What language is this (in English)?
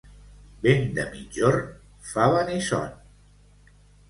Catalan